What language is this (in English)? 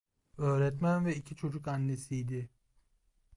Turkish